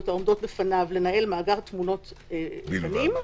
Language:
Hebrew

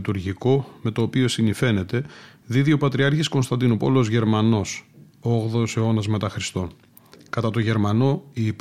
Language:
Greek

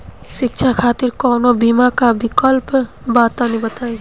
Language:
Bhojpuri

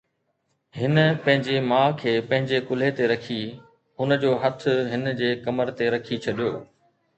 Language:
Sindhi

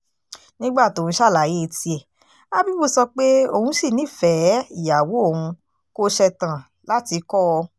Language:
Yoruba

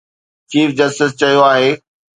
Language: Sindhi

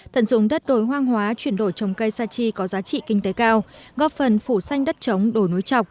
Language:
Vietnamese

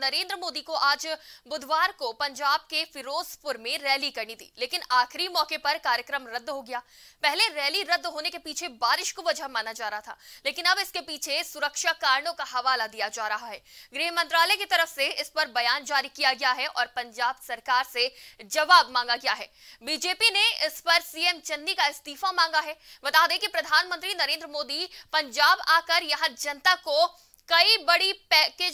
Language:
Hindi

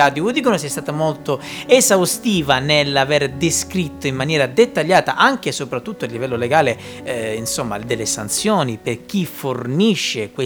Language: Italian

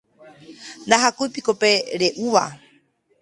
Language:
Guarani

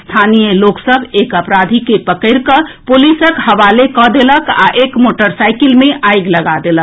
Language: Maithili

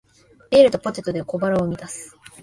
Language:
Japanese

